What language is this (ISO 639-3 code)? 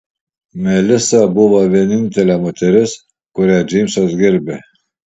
lit